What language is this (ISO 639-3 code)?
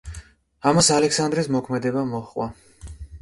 kat